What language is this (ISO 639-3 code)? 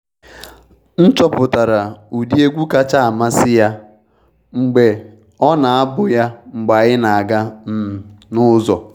ibo